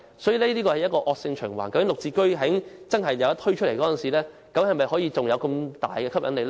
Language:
Cantonese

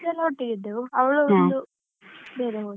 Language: Kannada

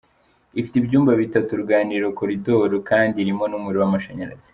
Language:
Kinyarwanda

